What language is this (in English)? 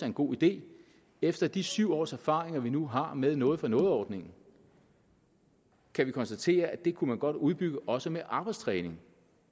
Danish